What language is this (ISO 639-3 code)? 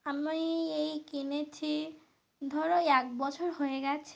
ben